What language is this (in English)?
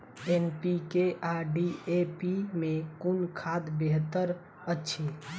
Maithili